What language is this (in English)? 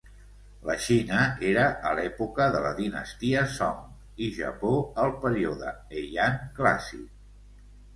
Catalan